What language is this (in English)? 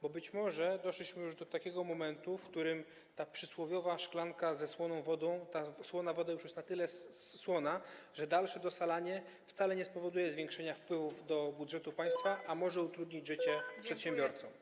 Polish